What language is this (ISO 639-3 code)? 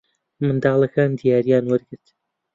ckb